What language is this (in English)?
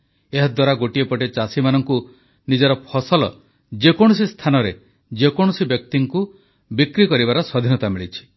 Odia